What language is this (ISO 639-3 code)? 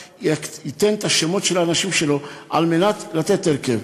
heb